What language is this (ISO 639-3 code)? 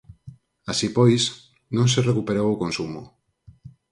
glg